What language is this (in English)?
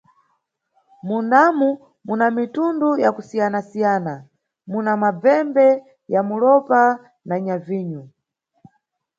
Nyungwe